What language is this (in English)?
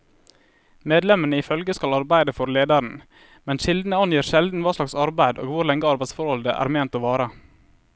Norwegian